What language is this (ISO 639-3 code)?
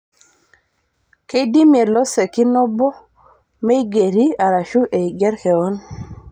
mas